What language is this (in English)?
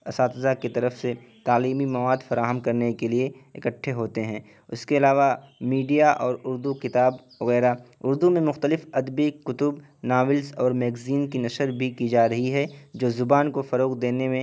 Urdu